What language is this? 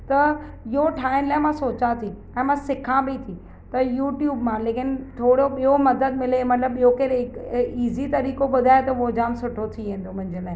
Sindhi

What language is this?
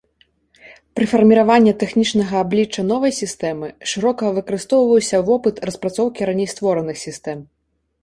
Belarusian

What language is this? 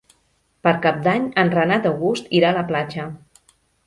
Catalan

